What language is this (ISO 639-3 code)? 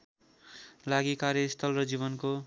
nep